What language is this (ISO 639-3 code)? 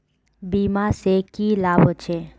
mag